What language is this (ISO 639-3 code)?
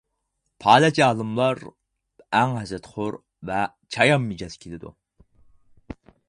uig